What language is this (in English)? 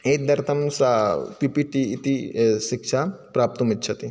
Sanskrit